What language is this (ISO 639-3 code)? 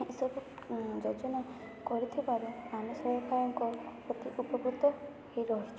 ori